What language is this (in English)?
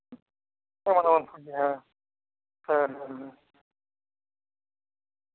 Santali